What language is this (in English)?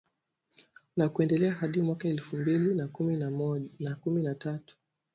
Swahili